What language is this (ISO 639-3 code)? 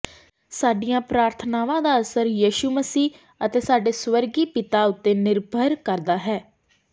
pan